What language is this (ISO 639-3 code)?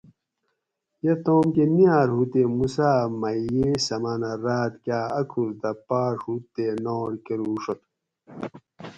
gwc